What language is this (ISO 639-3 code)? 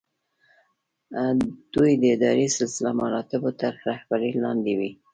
pus